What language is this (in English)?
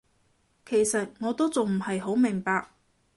Cantonese